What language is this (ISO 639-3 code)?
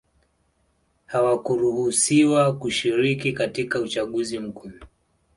swa